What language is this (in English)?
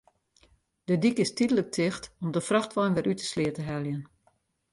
Western Frisian